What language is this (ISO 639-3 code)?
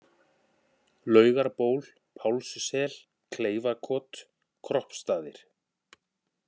isl